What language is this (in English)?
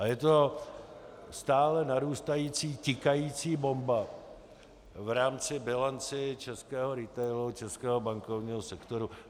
Czech